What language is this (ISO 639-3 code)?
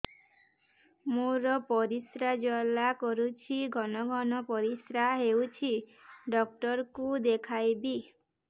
ori